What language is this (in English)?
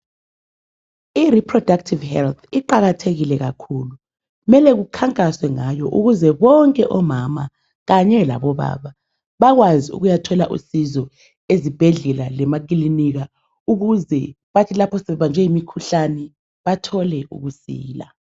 North Ndebele